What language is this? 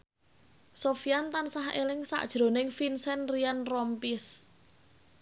Javanese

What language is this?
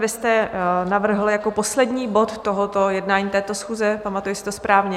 Czech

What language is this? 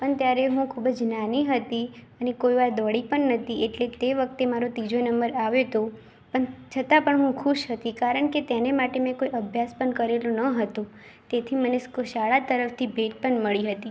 Gujarati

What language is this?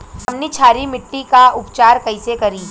Bhojpuri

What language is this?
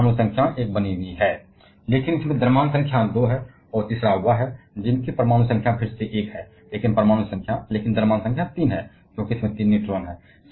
Hindi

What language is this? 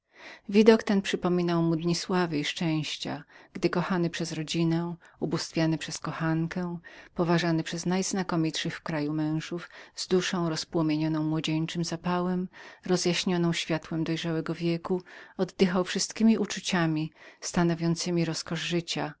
Polish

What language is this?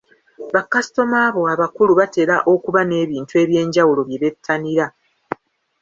Ganda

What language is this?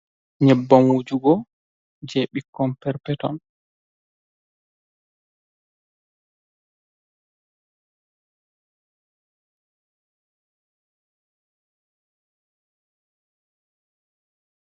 Fula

